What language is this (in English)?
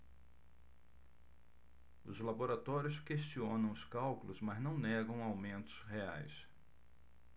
Portuguese